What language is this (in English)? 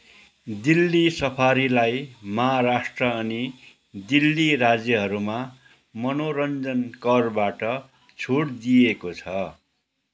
Nepali